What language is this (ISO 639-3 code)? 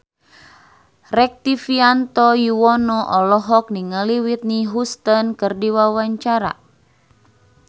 sun